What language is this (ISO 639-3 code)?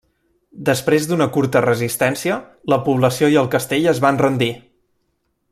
cat